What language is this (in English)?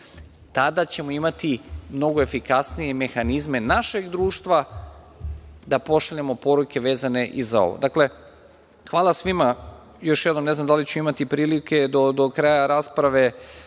Serbian